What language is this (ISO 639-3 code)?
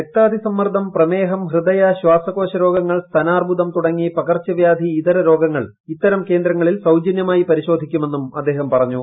mal